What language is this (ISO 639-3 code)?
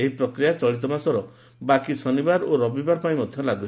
ori